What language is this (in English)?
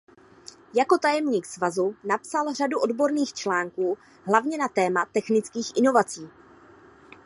Czech